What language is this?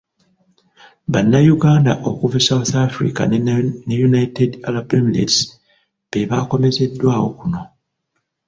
Ganda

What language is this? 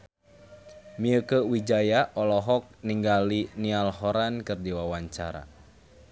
Sundanese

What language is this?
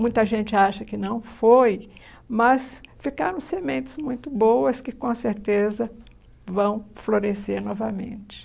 Portuguese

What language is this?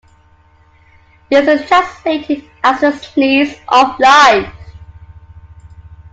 English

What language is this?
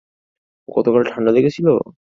Bangla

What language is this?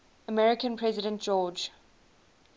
English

